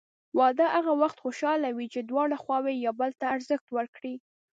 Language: Pashto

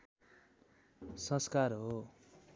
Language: Nepali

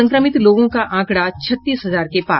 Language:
Hindi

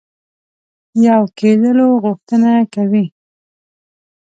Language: Pashto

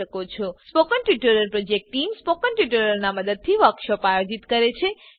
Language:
Gujarati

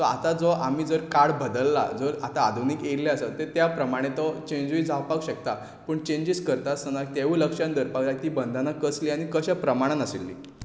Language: Konkani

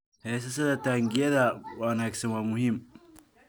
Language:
Somali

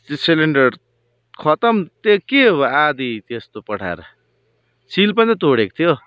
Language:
Nepali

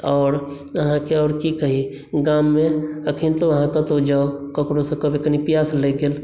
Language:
Maithili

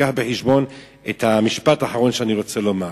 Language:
Hebrew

